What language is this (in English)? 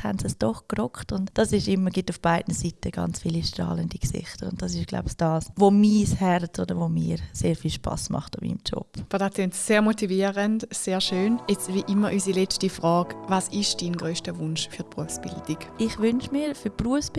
German